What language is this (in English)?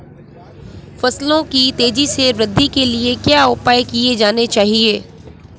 Hindi